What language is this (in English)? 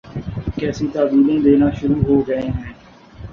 Urdu